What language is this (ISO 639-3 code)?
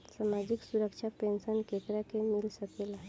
bho